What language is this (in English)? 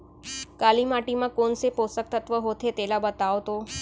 Chhattisgarhi